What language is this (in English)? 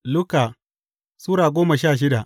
Hausa